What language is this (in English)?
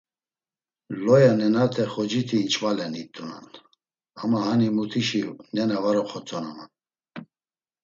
Laz